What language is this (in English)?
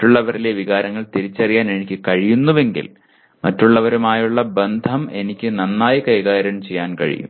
Malayalam